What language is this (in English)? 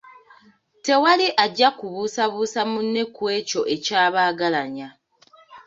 Ganda